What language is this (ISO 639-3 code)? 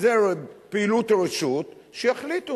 heb